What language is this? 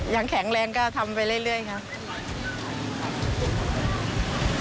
Thai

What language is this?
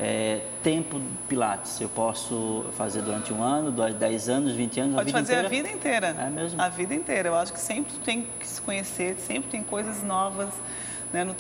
Portuguese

